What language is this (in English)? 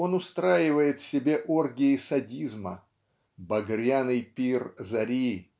Russian